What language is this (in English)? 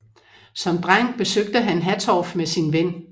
Danish